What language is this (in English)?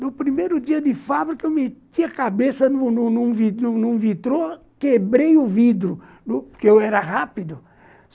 Portuguese